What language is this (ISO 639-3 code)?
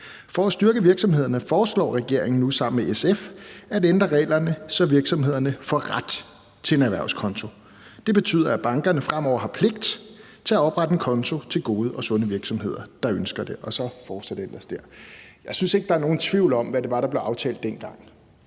dan